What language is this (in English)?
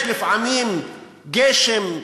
Hebrew